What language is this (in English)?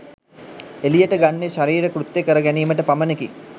Sinhala